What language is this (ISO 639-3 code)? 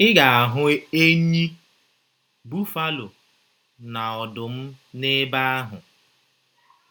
ibo